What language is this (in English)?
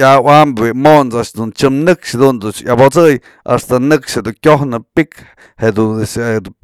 Mazatlán Mixe